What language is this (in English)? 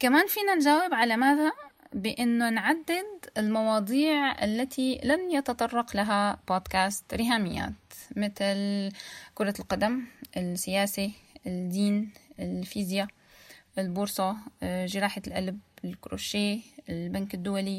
Arabic